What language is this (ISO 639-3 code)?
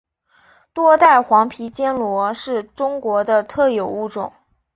zho